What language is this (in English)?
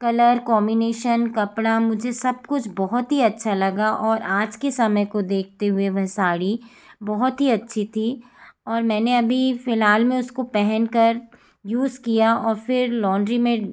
Hindi